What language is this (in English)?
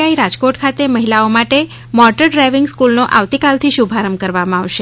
Gujarati